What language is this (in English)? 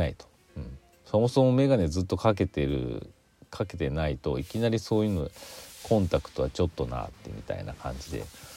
Japanese